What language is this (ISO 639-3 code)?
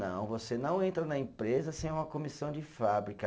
por